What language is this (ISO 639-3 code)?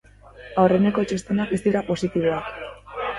eus